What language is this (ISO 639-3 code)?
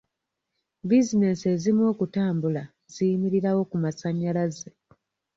lug